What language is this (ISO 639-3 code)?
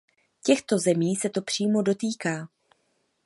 ces